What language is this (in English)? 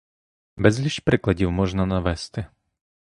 Ukrainian